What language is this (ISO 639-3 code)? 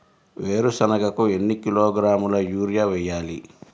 tel